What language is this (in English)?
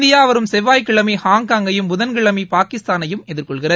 Tamil